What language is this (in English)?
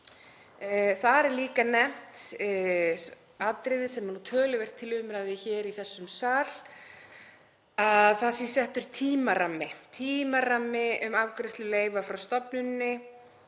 Icelandic